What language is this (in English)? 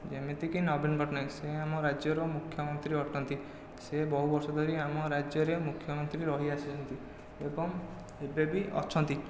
Odia